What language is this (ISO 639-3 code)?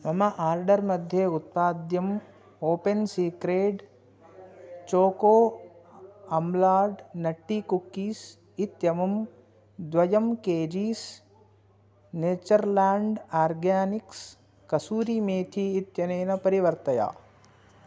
san